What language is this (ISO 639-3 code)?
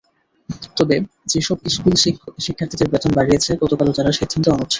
ben